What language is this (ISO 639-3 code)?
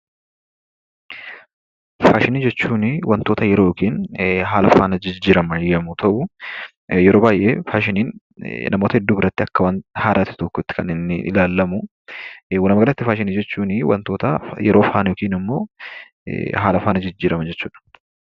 orm